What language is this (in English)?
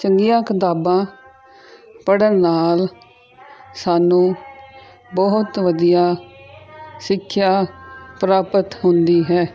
Punjabi